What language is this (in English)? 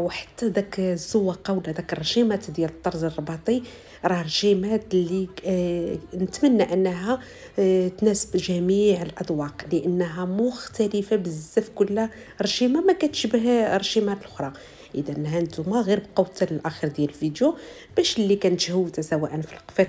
Arabic